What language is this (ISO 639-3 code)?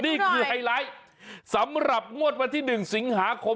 tha